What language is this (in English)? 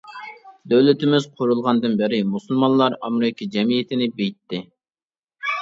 Uyghur